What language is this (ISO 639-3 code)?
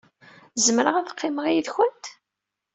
kab